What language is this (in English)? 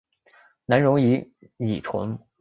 Chinese